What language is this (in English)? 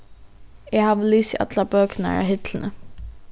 Faroese